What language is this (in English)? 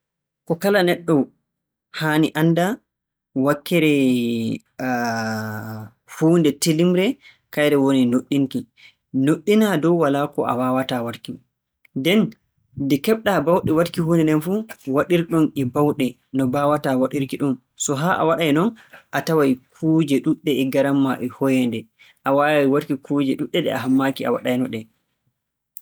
Borgu Fulfulde